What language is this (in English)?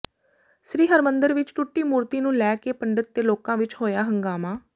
Punjabi